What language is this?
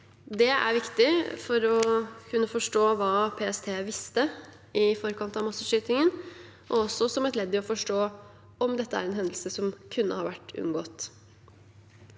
Norwegian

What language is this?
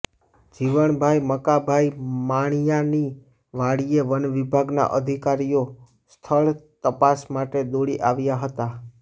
Gujarati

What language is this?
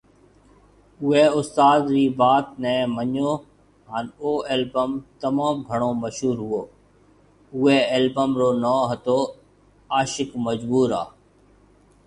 Marwari (Pakistan)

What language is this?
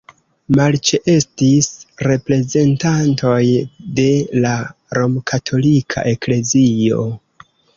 Esperanto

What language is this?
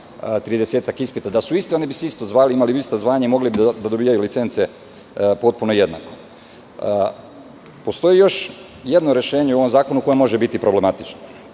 Serbian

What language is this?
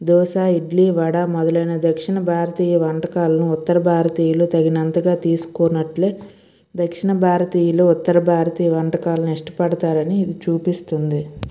Telugu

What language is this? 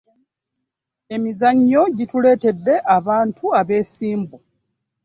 Ganda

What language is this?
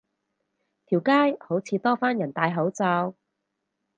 Cantonese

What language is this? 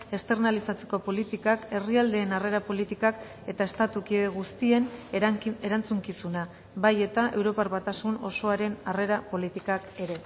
Basque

